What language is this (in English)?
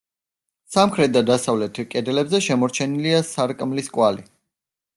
Georgian